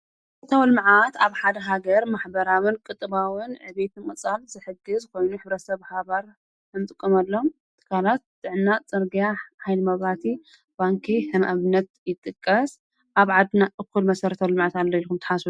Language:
Tigrinya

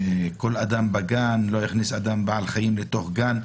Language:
Hebrew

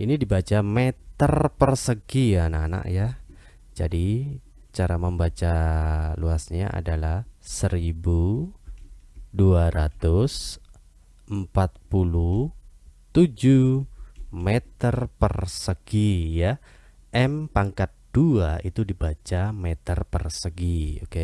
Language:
Indonesian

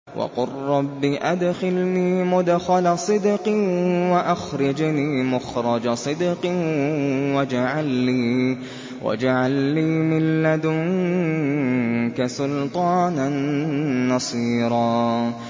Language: Arabic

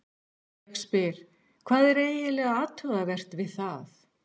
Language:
Icelandic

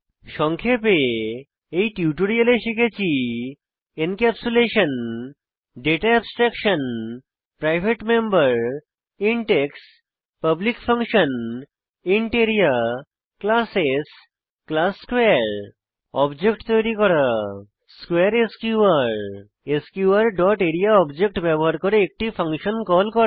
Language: Bangla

